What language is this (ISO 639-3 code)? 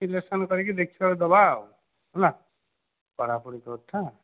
ori